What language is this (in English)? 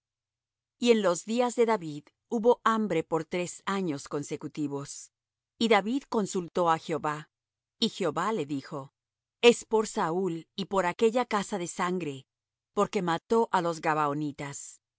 Spanish